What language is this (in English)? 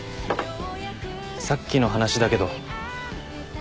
Japanese